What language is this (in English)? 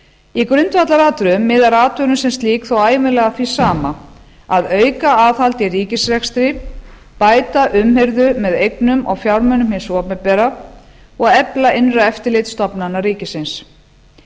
Icelandic